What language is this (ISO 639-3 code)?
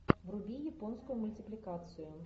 rus